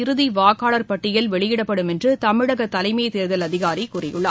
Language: Tamil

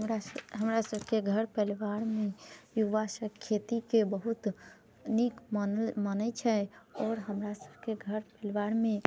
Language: Maithili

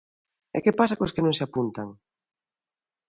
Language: Galician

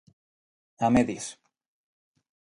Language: Galician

